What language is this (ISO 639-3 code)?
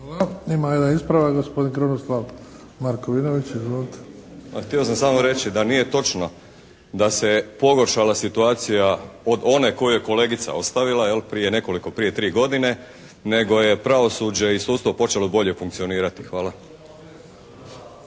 hrv